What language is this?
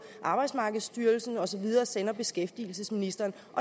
Danish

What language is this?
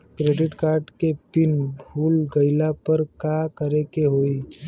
Bhojpuri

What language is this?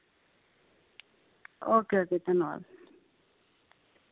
Dogri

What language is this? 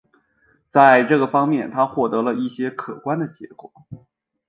Chinese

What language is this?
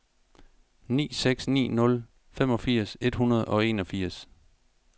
Danish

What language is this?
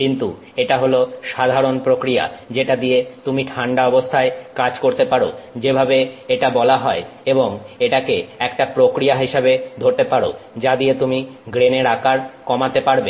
Bangla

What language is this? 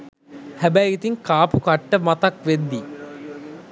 Sinhala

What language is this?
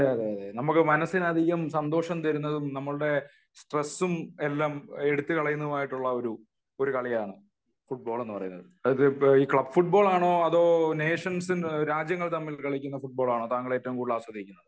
Malayalam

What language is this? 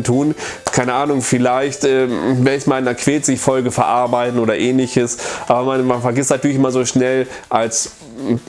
German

